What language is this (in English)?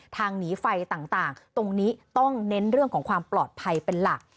Thai